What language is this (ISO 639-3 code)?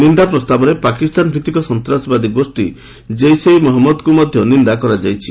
ori